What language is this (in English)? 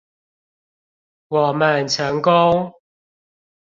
Chinese